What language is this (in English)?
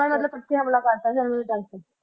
Punjabi